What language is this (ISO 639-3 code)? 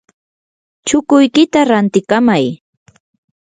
qur